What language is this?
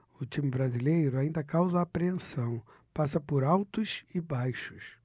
Portuguese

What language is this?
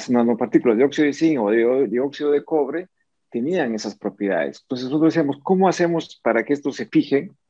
Spanish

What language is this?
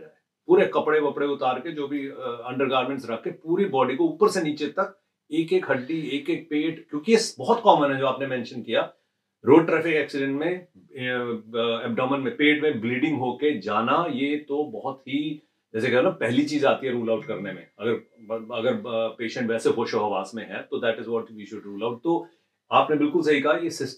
Hindi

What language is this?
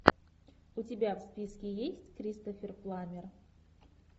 Russian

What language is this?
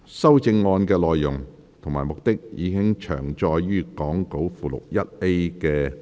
Cantonese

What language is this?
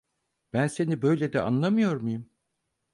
Turkish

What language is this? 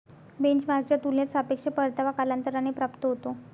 Marathi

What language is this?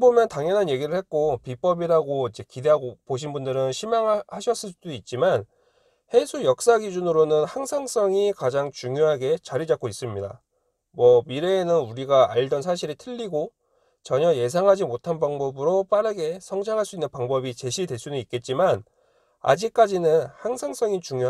Korean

